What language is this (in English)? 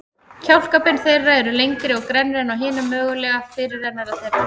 Icelandic